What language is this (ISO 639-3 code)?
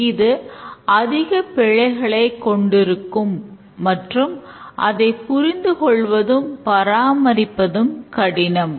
tam